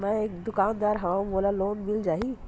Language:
Chhattisgarhi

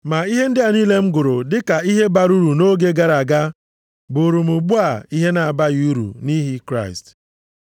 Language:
Igbo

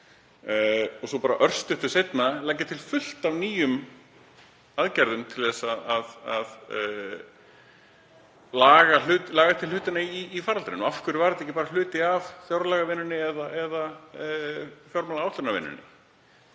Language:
Icelandic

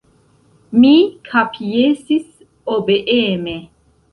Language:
Esperanto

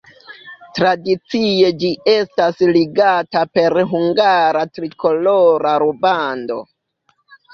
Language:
Esperanto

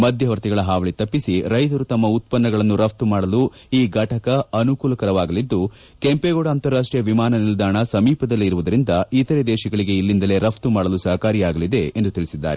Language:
Kannada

